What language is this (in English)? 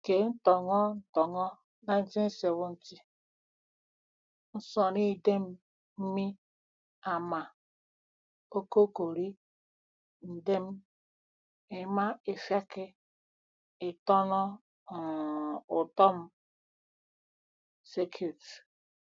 Igbo